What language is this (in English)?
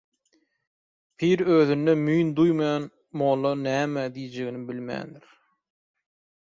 Turkmen